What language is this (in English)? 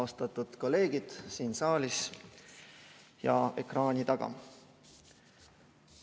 Estonian